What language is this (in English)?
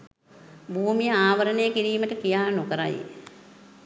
Sinhala